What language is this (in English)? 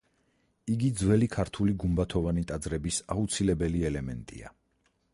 Georgian